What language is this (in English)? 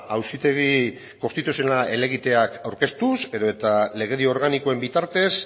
Basque